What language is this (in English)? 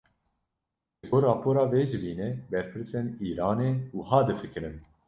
Kurdish